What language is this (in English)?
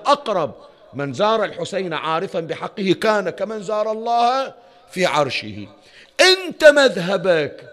Arabic